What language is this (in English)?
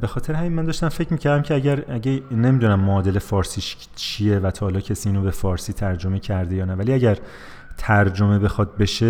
Persian